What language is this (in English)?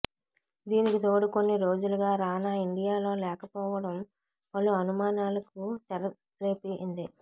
Telugu